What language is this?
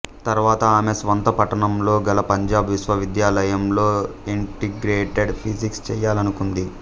Telugu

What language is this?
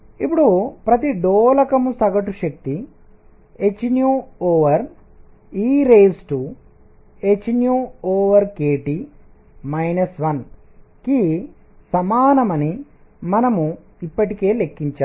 Telugu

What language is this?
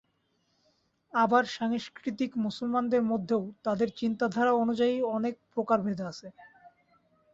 Bangla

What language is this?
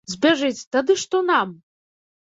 Belarusian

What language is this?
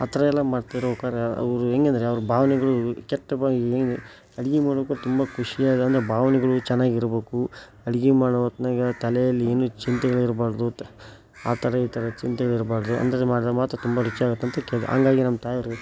Kannada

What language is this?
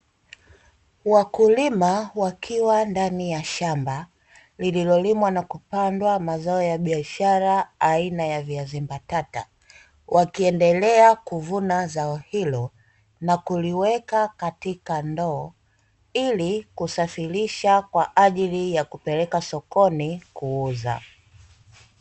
Swahili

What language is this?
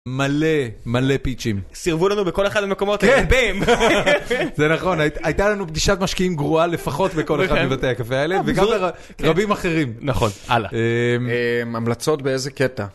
Hebrew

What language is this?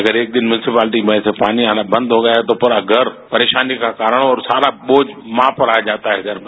Hindi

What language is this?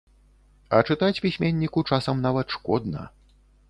Belarusian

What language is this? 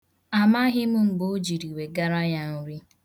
Igbo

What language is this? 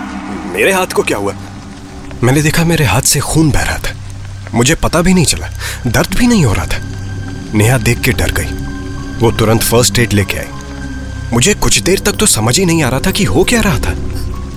Hindi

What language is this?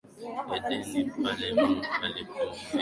Swahili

